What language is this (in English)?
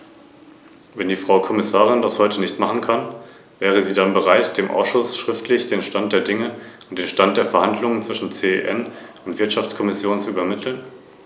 German